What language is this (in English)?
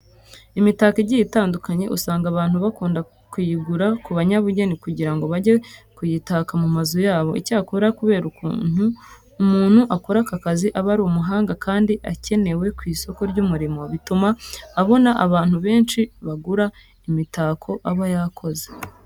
Kinyarwanda